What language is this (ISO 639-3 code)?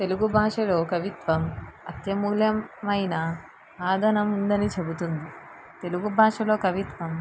tel